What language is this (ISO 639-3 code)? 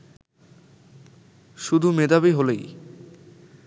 ben